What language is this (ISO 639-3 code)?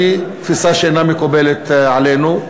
heb